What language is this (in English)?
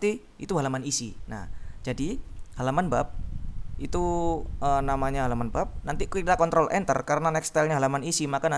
Indonesian